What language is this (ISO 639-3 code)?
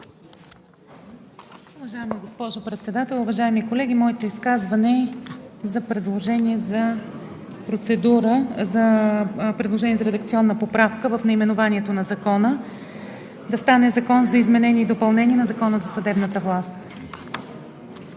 bul